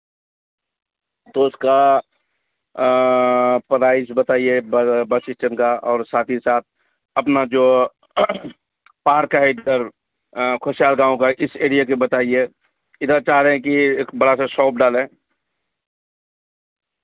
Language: Urdu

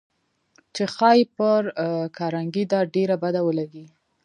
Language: Pashto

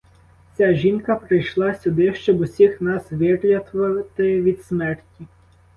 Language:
Ukrainian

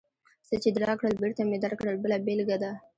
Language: Pashto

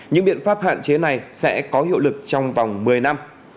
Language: Vietnamese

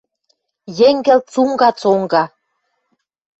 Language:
Western Mari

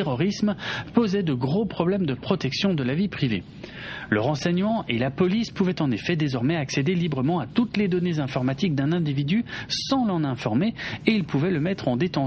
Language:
French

